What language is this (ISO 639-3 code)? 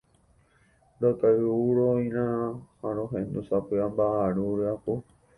grn